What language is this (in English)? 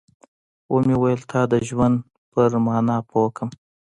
Pashto